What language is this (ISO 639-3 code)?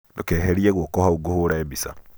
kik